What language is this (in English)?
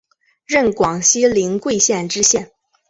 Chinese